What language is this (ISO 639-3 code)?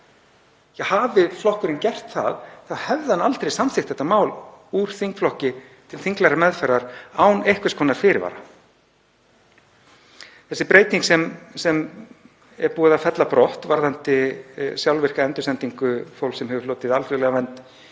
isl